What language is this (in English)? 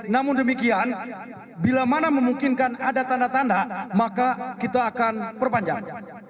Indonesian